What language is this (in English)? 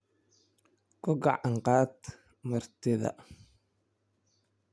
Somali